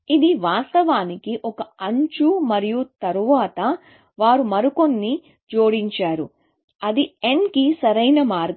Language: Telugu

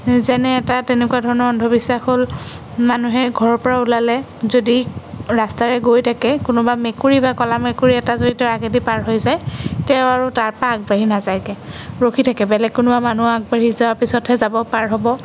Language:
Assamese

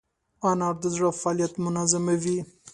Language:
Pashto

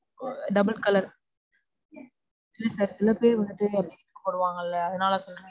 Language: Tamil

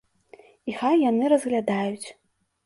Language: Belarusian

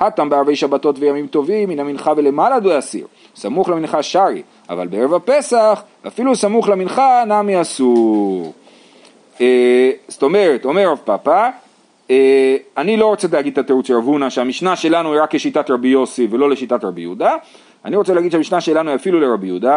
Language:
Hebrew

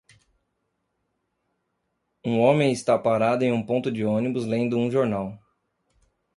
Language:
Portuguese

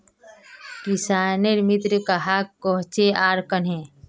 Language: Magahi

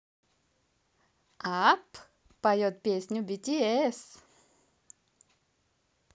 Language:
Russian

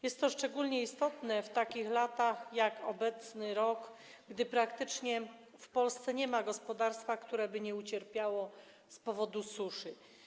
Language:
Polish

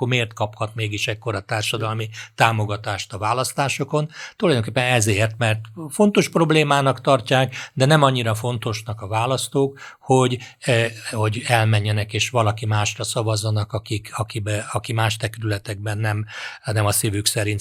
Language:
Hungarian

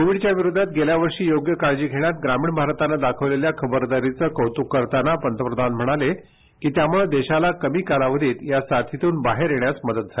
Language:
Marathi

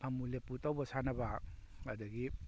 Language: Manipuri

